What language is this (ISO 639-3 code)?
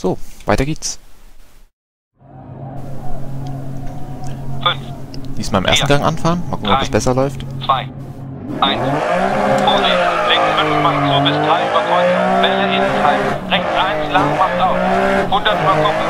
deu